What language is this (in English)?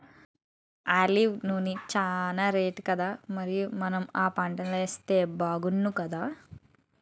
Telugu